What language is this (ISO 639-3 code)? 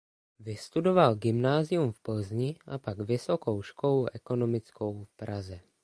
ces